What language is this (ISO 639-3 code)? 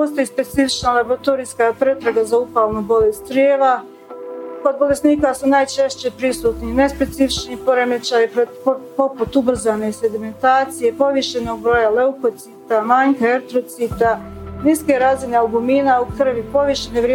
hrv